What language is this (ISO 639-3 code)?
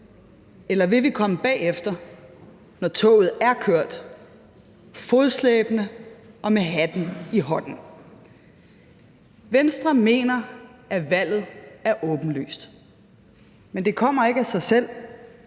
dan